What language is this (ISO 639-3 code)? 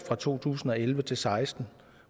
dan